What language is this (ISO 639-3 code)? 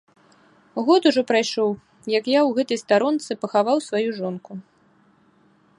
bel